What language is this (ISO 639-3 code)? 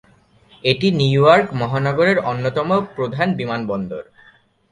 ben